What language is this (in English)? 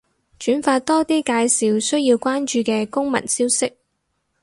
Cantonese